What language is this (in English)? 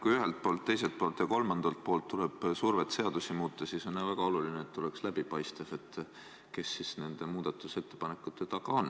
Estonian